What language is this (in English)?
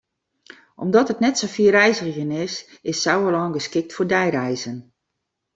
Western Frisian